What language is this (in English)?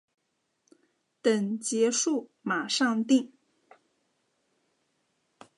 Chinese